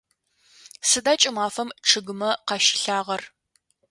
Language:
Adyghe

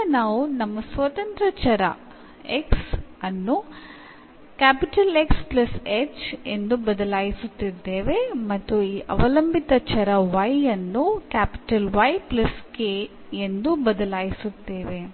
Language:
Kannada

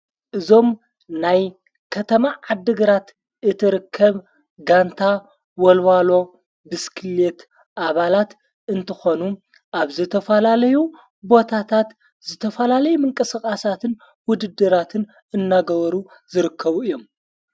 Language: Tigrinya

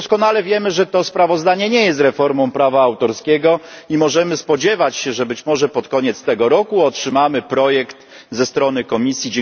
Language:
Polish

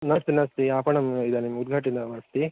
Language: Sanskrit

